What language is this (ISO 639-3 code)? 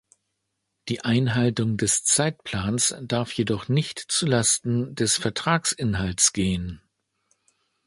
deu